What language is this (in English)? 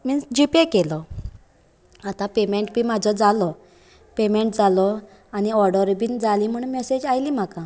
Konkani